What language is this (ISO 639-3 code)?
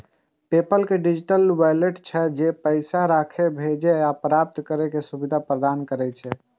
mai